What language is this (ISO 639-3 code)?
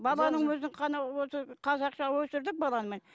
kaz